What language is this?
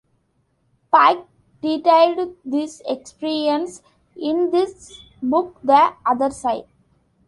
English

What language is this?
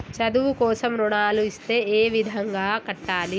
Telugu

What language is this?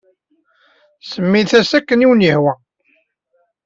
Kabyle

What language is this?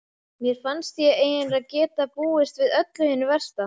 Icelandic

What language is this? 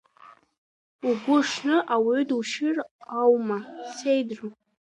Abkhazian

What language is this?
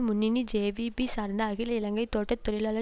Tamil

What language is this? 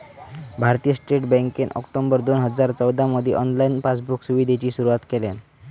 Marathi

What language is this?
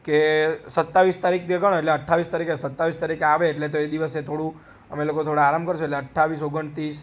Gujarati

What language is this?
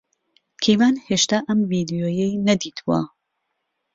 Central Kurdish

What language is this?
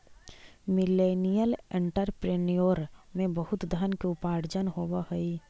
Magahi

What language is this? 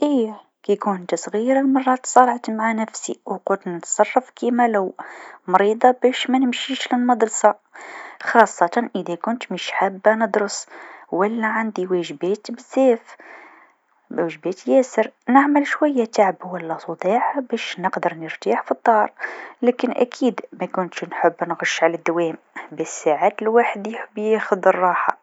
Tunisian Arabic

